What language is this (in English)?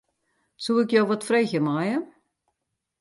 Western Frisian